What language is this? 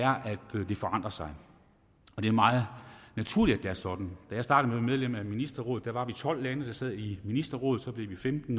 Danish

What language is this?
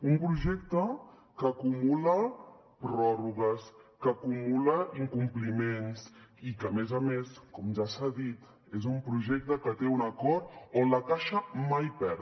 Catalan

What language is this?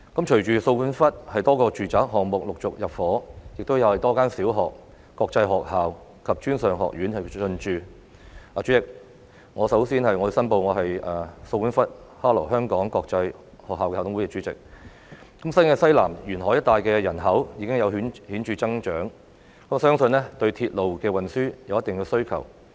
Cantonese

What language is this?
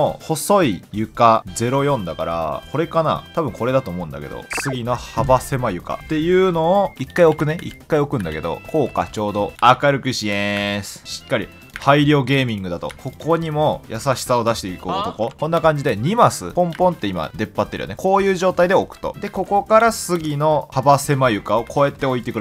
Japanese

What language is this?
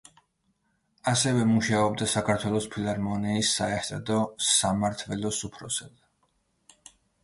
Georgian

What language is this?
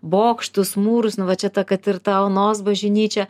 Lithuanian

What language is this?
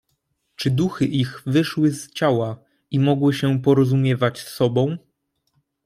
Polish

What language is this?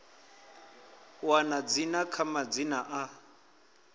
Venda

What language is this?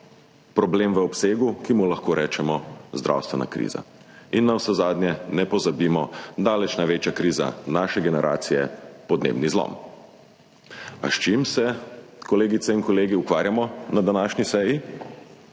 Slovenian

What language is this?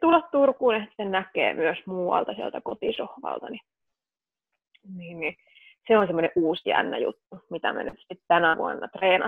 Finnish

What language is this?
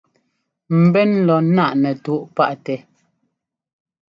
Ngomba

